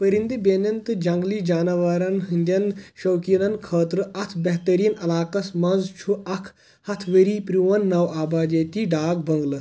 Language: Kashmiri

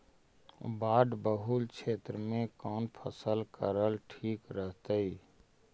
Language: Magahi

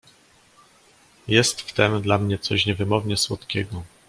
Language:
Polish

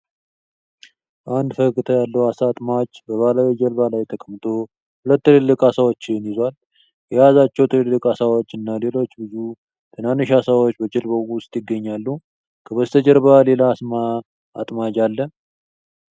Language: Amharic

